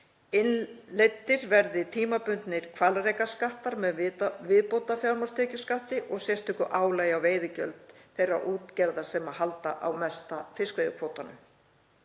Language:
Icelandic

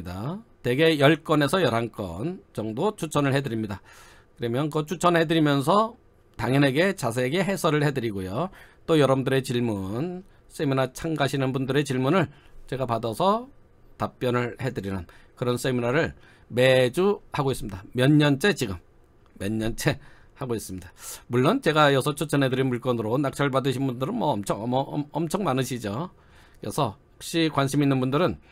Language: Korean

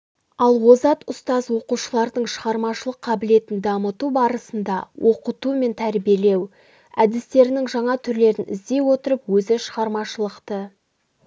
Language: Kazakh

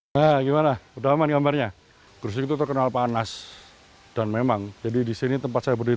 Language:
Indonesian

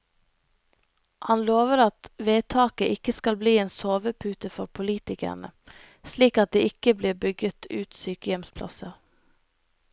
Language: Norwegian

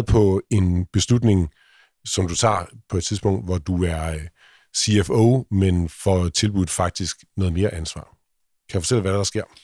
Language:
Danish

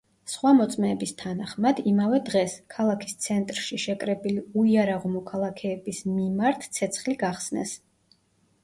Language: Georgian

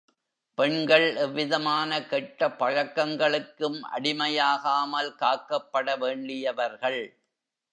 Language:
Tamil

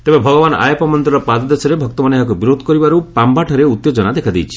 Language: Odia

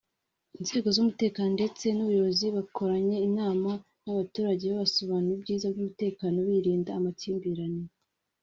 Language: Kinyarwanda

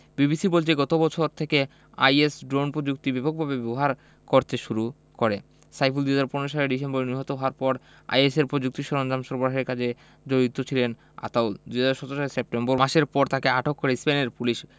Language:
Bangla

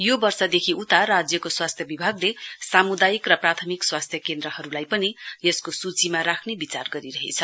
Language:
Nepali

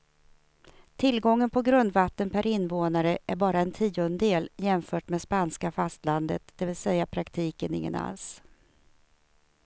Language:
Swedish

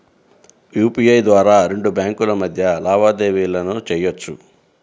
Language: Telugu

